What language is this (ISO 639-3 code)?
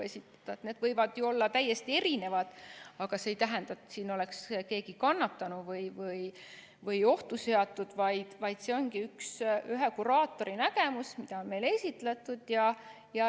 est